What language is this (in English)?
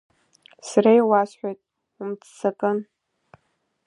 Abkhazian